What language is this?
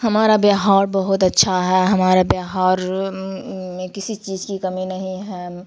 Urdu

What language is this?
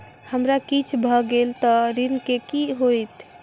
Maithili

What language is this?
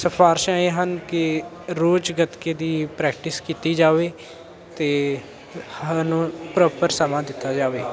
Punjabi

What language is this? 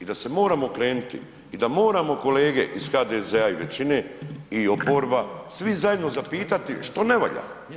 Croatian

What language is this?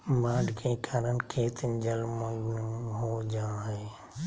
Magahi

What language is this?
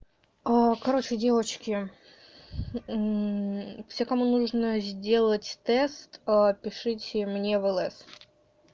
Russian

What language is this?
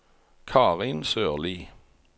Norwegian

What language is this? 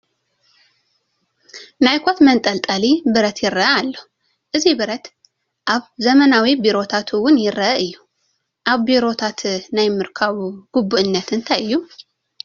Tigrinya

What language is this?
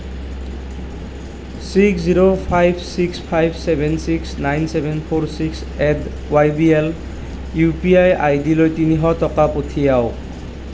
Assamese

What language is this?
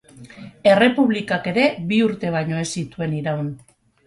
Basque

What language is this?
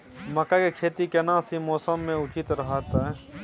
Maithili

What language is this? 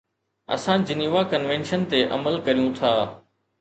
Sindhi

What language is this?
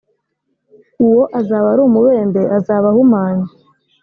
Kinyarwanda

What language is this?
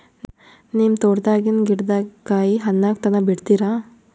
Kannada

